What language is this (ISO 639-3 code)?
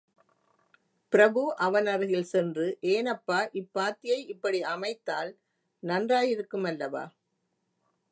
tam